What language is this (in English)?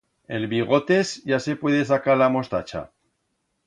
Aragonese